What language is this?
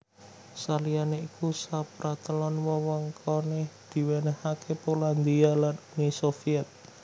Javanese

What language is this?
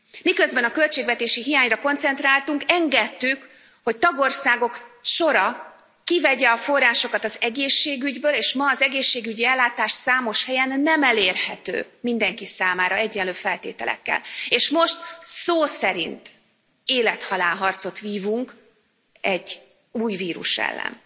Hungarian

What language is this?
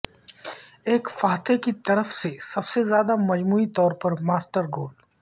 Urdu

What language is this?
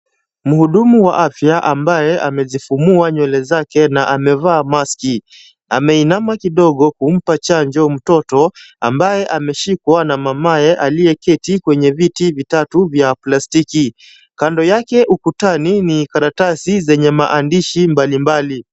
Swahili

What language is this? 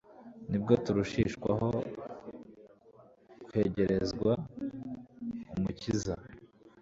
Kinyarwanda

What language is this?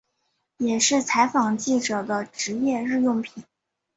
Chinese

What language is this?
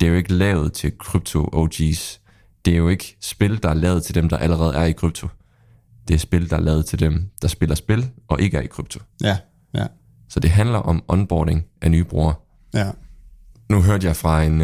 Danish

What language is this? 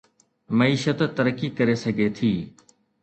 Sindhi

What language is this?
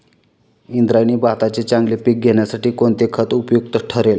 Marathi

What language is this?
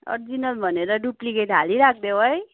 Nepali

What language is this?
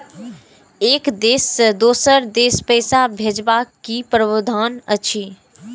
Maithili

